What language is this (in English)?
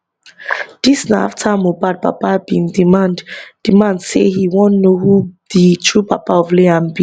Nigerian Pidgin